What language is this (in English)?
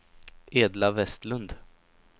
Swedish